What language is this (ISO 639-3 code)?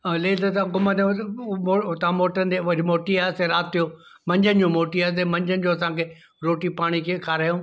snd